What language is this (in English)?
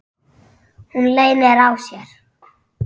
Icelandic